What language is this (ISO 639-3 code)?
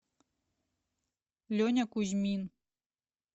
rus